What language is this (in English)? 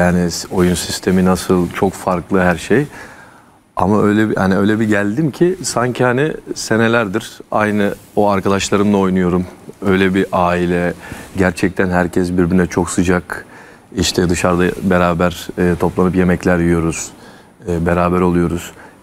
Turkish